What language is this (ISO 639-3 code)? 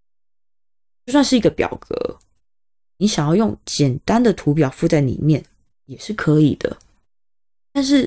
zho